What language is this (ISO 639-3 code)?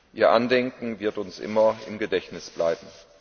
deu